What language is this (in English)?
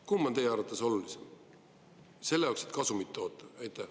Estonian